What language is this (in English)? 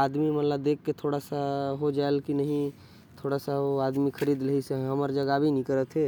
Korwa